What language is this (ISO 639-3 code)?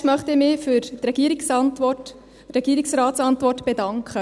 gsw